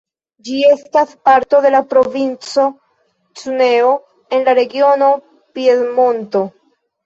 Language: Esperanto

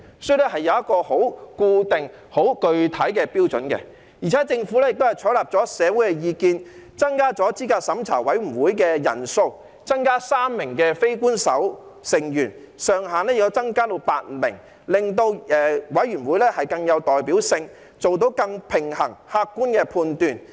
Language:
Cantonese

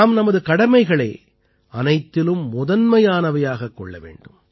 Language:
Tamil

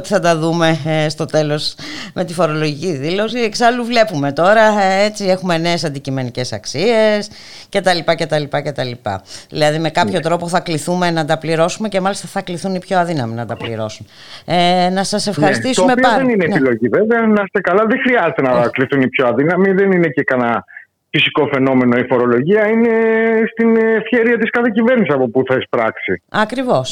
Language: Greek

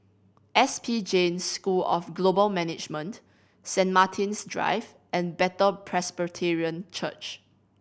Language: English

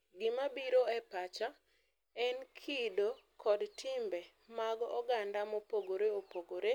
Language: Luo (Kenya and Tanzania)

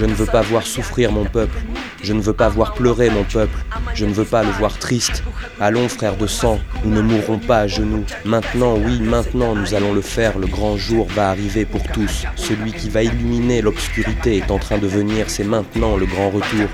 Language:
French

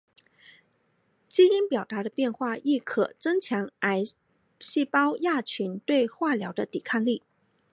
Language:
Chinese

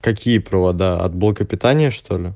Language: Russian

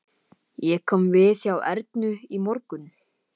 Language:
Icelandic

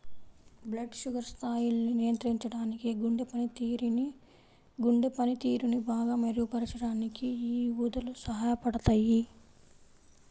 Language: Telugu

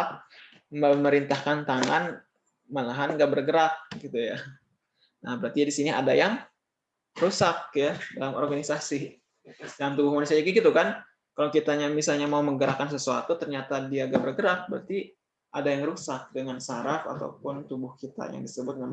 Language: Indonesian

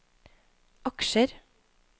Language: Norwegian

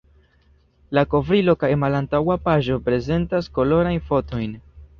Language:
Esperanto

